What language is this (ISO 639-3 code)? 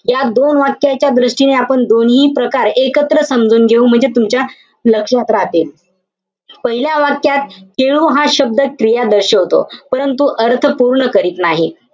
mar